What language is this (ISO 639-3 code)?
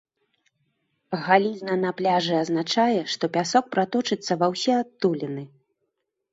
bel